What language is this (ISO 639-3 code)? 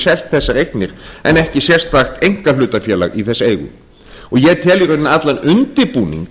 isl